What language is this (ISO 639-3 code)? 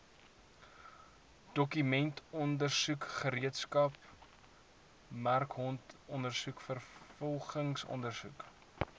afr